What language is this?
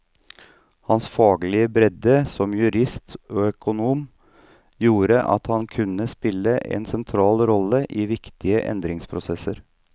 Norwegian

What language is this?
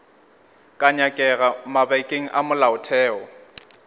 Northern Sotho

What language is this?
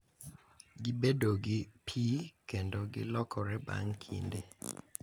Luo (Kenya and Tanzania)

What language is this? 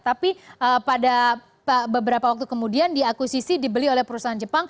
Indonesian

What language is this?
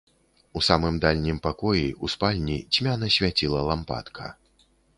Belarusian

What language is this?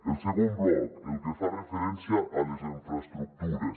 Catalan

